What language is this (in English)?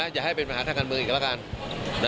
Thai